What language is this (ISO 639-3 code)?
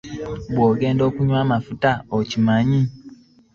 lug